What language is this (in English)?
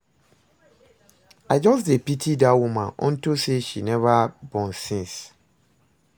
Nigerian Pidgin